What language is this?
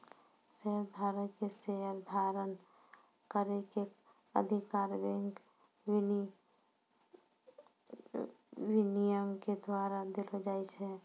Maithili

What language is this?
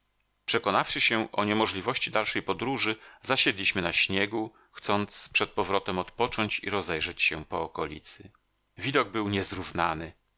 Polish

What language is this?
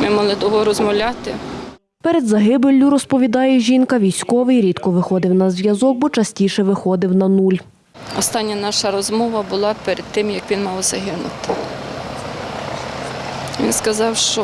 Ukrainian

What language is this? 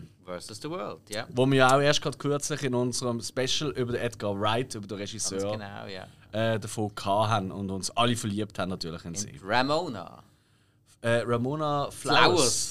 German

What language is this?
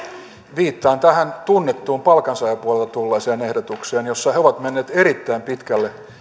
Finnish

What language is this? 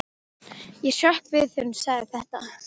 Icelandic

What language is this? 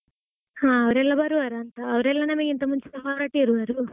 Kannada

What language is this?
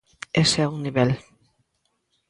Galician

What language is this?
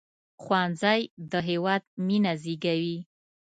Pashto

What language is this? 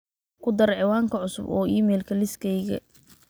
Somali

